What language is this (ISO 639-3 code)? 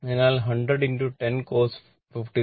mal